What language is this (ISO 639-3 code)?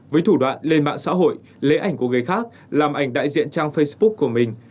vie